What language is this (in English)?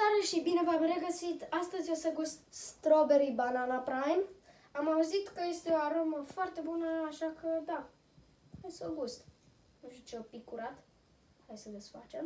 Romanian